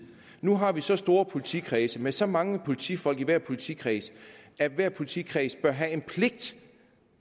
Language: Danish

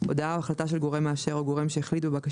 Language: Hebrew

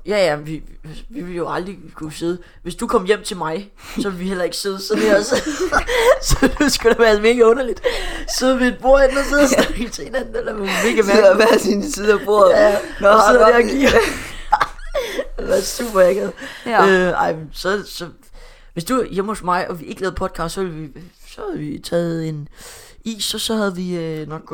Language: Danish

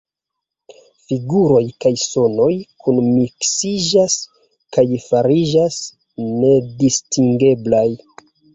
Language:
Esperanto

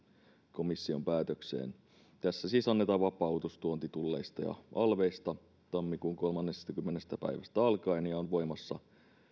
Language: Finnish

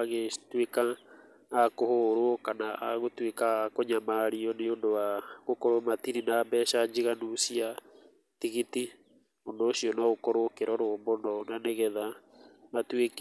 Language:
Kikuyu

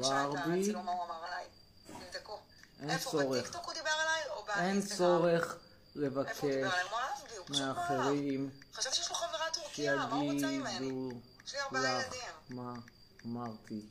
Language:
Hebrew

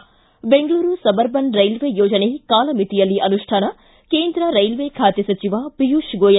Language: Kannada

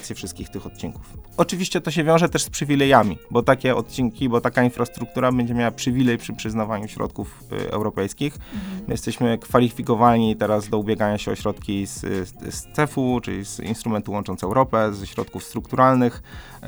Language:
Polish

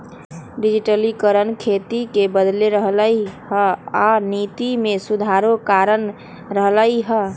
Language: Magahi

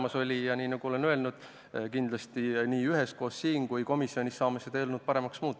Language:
Estonian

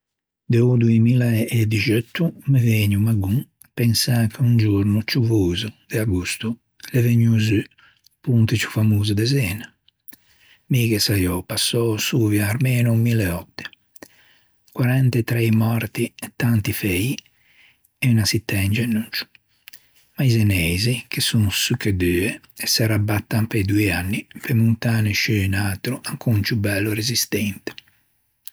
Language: Ligurian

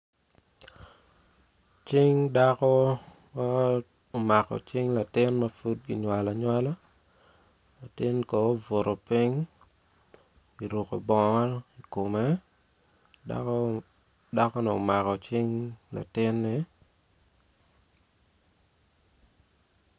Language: Acoli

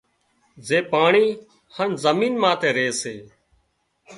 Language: Wadiyara Koli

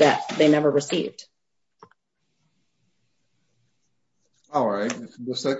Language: English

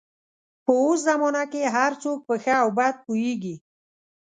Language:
Pashto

